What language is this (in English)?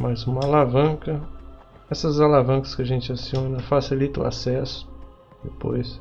Portuguese